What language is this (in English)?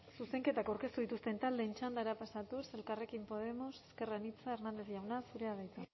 Basque